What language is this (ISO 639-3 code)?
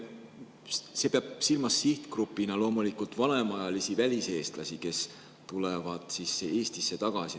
est